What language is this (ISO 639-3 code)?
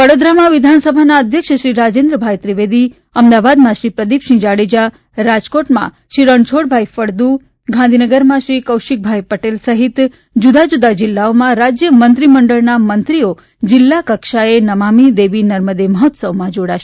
guj